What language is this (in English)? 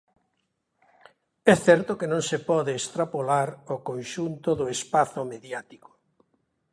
Galician